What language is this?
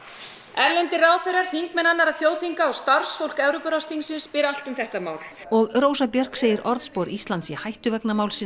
Icelandic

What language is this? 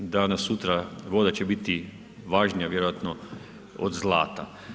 Croatian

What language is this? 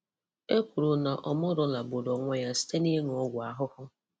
Igbo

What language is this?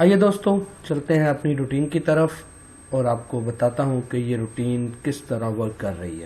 Urdu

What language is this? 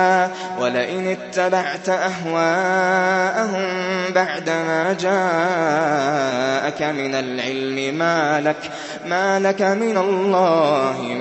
Arabic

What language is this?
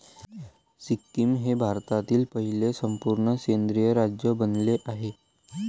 Marathi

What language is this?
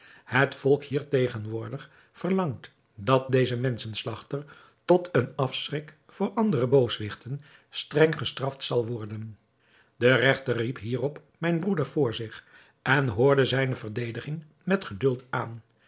Dutch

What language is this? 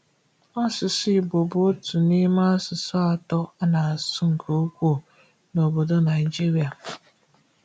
Igbo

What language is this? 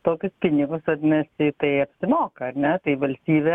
Lithuanian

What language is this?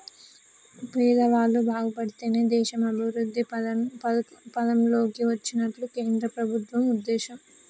Telugu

